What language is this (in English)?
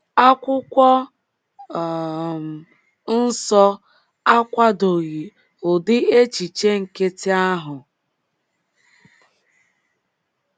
Igbo